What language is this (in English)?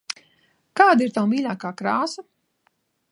Latvian